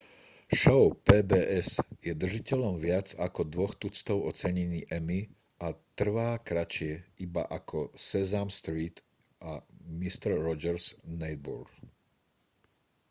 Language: Slovak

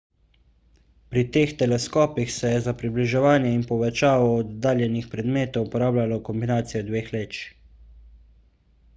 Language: Slovenian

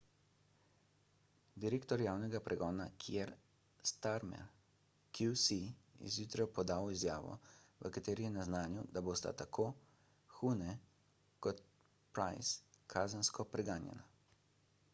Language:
Slovenian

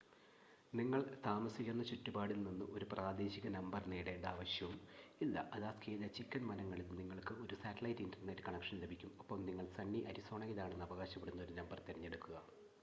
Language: Malayalam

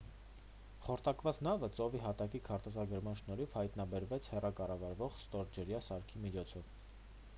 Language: Armenian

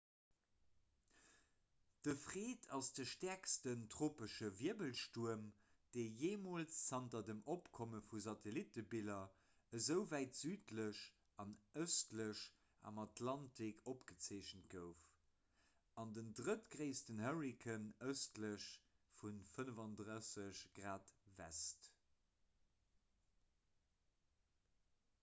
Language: Luxembourgish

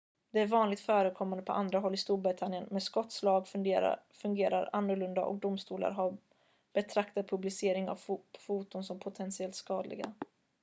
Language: Swedish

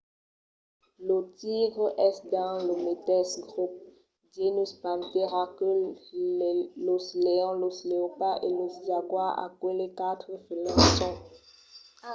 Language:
Occitan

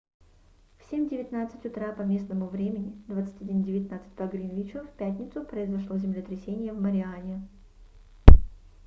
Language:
Russian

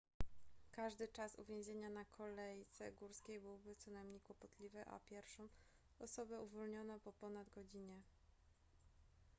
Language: Polish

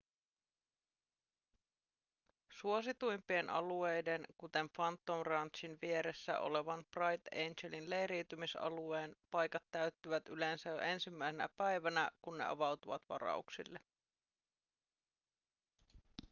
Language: Finnish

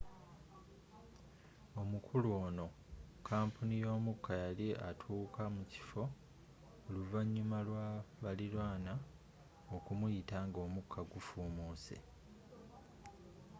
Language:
Ganda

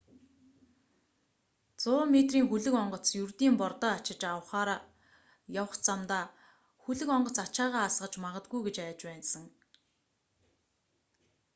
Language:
Mongolian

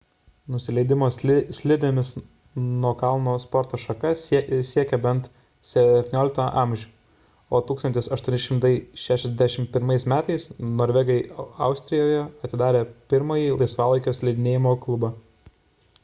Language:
Lithuanian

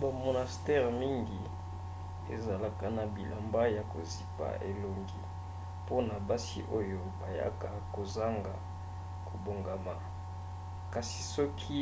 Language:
Lingala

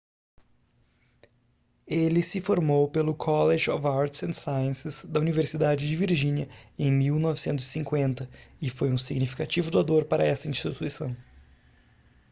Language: Portuguese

